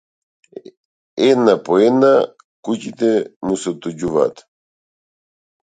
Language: Macedonian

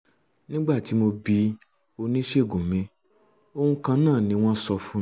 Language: Yoruba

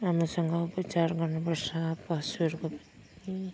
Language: Nepali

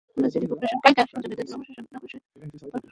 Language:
Bangla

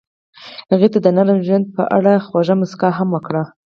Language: Pashto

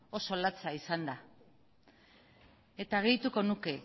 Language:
Basque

